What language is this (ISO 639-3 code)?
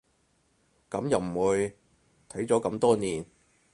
yue